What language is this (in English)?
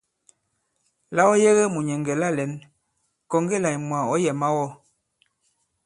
Bankon